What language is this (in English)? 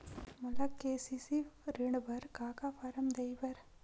Chhattisgarhi